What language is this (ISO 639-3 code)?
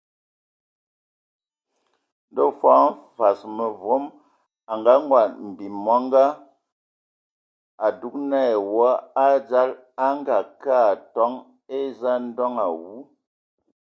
ewo